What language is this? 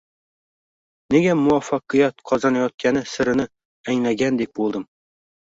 Uzbek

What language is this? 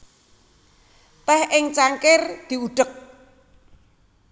Javanese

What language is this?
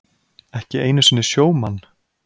Icelandic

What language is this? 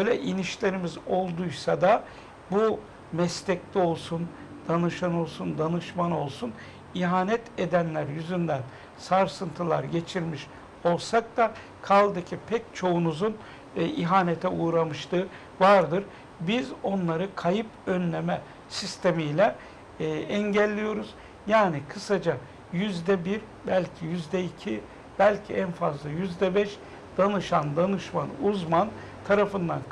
Turkish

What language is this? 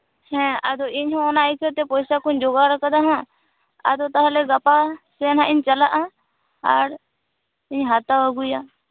Santali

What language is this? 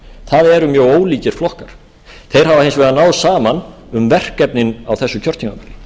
Icelandic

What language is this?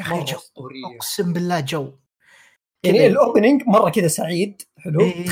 Arabic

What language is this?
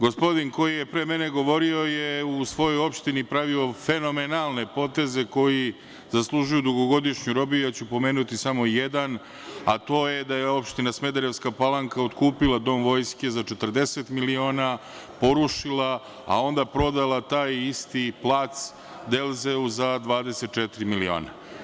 Serbian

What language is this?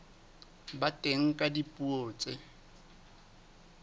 Southern Sotho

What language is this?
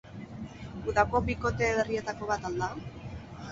Basque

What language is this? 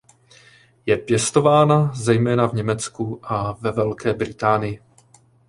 Czech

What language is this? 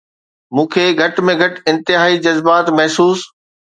Sindhi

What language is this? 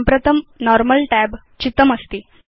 Sanskrit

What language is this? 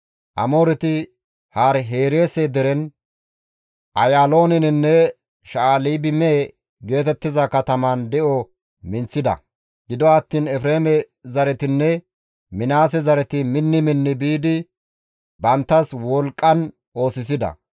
Gamo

